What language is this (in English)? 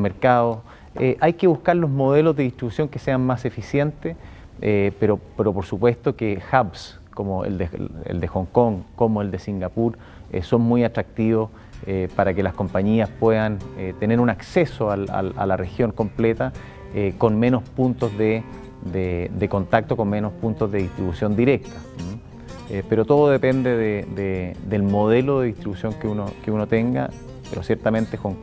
Spanish